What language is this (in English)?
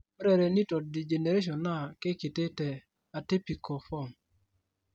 Masai